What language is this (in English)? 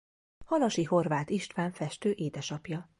Hungarian